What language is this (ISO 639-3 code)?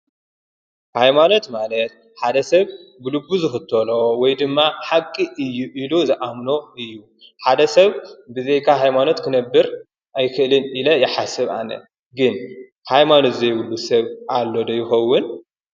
tir